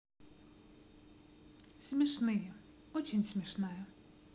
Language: Russian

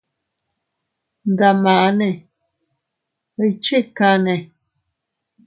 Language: Teutila Cuicatec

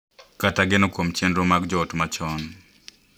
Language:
Luo (Kenya and Tanzania)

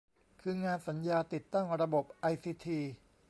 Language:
Thai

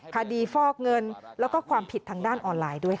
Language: Thai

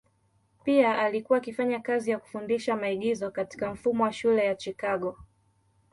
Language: Swahili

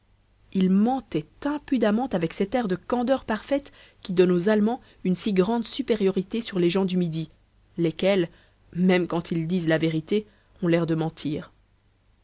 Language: French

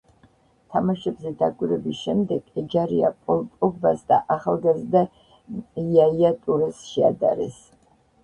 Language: Georgian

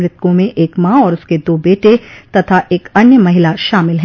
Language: Hindi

